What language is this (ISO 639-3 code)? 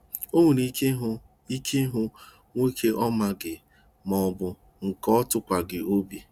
ibo